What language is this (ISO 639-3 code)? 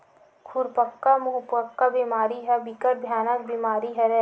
hne